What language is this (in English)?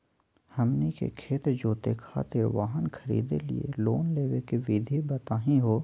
Magahi